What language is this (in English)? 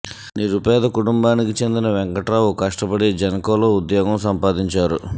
Telugu